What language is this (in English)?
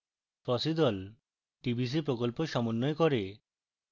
Bangla